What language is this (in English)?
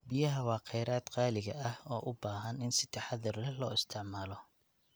Somali